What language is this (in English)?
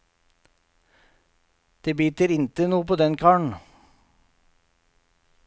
Norwegian